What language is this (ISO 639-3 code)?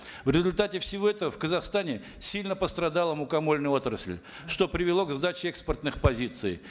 kaz